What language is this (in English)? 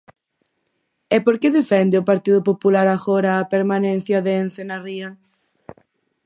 Galician